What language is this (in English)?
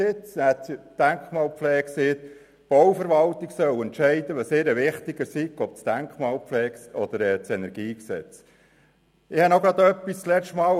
Swiss German